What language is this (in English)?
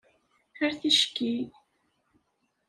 Kabyle